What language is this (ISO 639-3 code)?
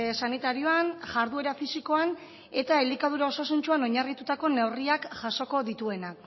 eus